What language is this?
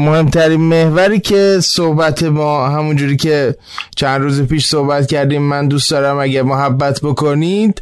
Persian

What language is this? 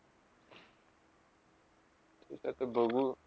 Marathi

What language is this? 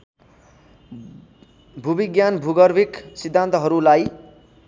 Nepali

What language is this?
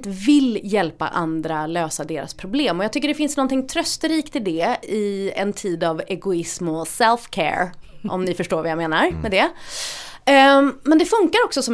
Swedish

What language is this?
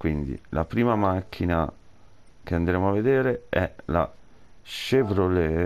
Italian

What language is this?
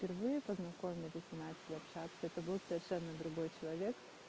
Russian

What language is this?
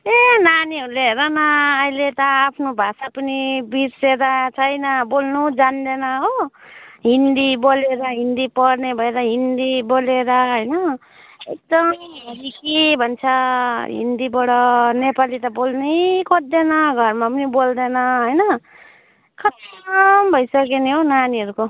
Nepali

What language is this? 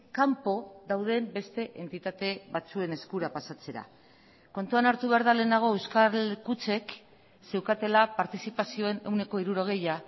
Basque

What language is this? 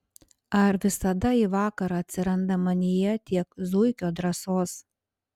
Lithuanian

